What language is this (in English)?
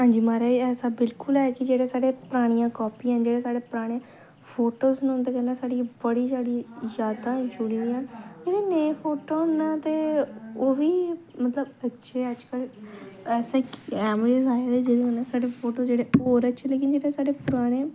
Dogri